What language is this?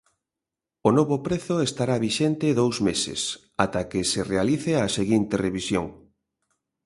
Galician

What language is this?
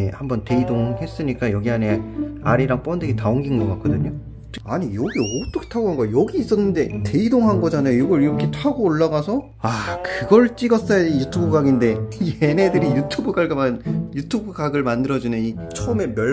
Korean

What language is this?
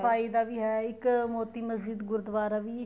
Punjabi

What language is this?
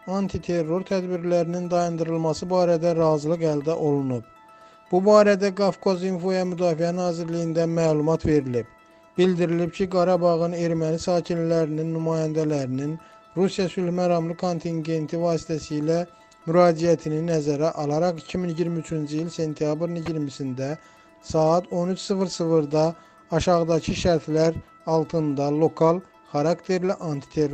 Turkish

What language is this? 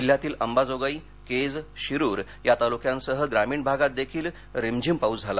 Marathi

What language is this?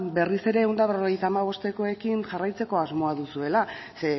Basque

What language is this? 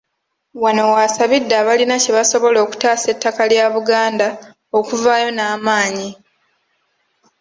Ganda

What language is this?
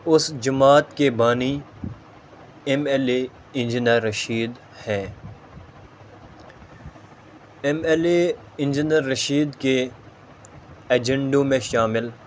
Urdu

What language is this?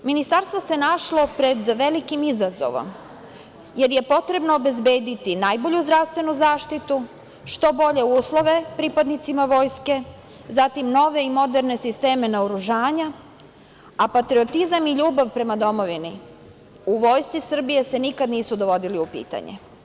Serbian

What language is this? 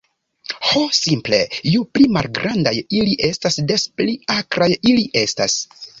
Esperanto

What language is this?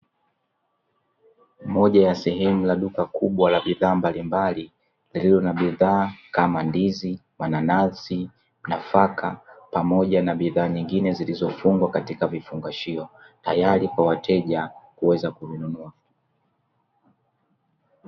Swahili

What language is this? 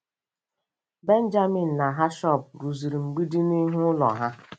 Igbo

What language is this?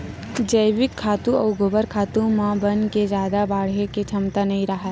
Chhattisgarhi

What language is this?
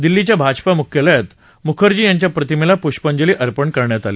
Marathi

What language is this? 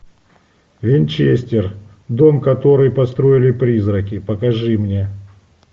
Russian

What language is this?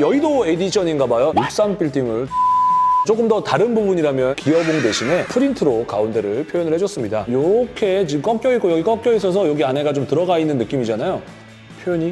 Korean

